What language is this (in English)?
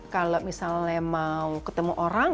Indonesian